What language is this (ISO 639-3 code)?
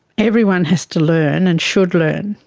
eng